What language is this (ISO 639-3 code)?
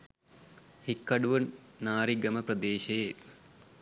sin